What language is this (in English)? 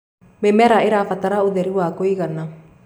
Kikuyu